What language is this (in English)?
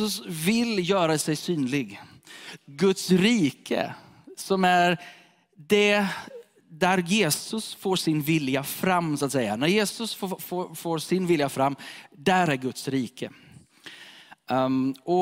Swedish